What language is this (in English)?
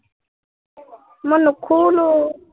Assamese